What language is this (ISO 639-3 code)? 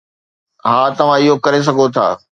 snd